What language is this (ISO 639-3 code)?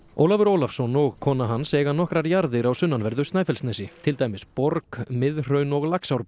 isl